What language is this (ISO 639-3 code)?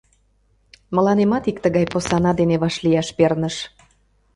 chm